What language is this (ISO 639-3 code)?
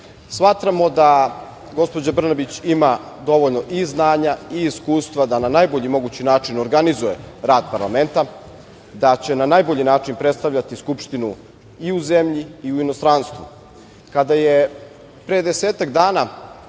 srp